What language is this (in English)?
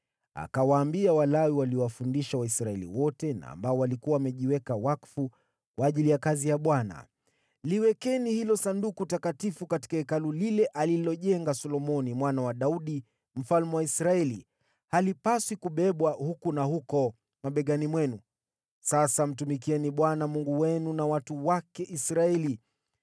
Swahili